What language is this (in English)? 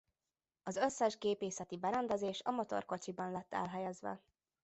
Hungarian